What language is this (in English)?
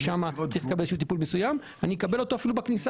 Hebrew